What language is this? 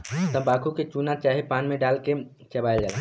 Bhojpuri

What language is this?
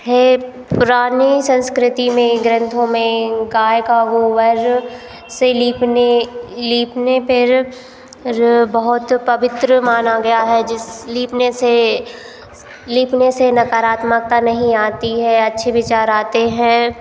Hindi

